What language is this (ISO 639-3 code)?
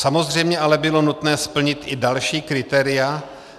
ces